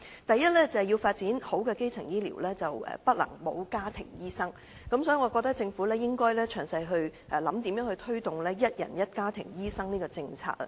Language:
Cantonese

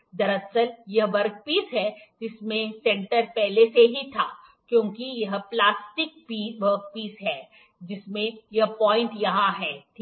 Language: Hindi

